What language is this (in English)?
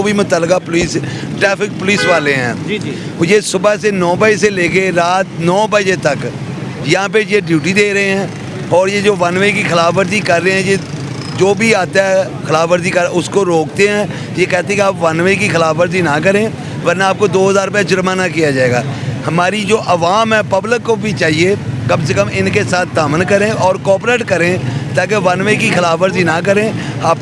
Urdu